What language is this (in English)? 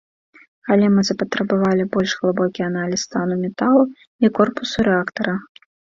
Belarusian